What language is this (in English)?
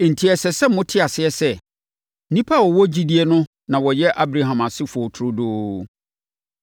Akan